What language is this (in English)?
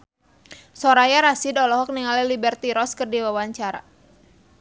Sundanese